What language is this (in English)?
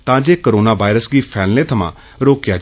Dogri